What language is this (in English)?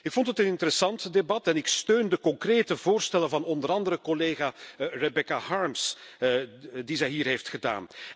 Dutch